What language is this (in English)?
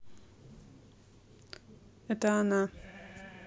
Russian